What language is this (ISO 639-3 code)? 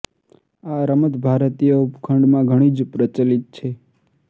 guj